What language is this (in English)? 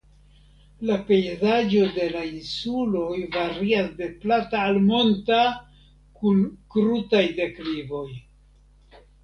Esperanto